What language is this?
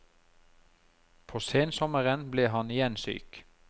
Norwegian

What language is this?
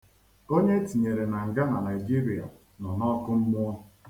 Igbo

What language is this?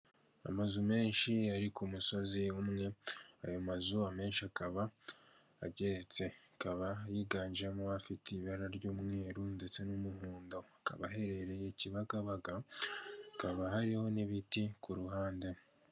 Kinyarwanda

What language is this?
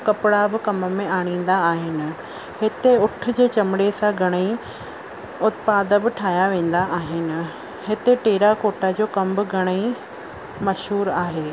Sindhi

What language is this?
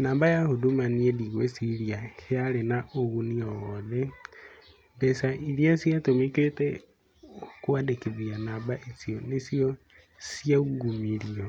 Kikuyu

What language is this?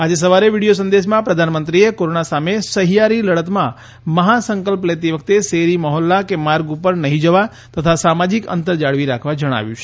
Gujarati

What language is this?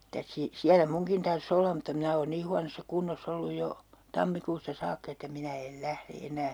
Finnish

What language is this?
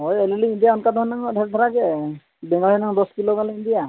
Santali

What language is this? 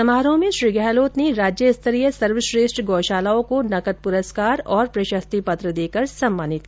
Hindi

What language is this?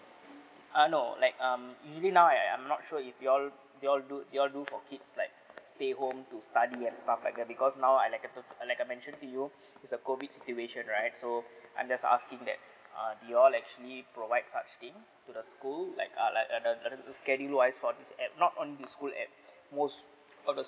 English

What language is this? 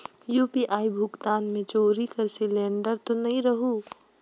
Chhattisgarhi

